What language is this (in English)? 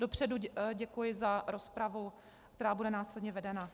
Czech